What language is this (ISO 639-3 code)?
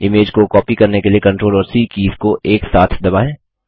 hin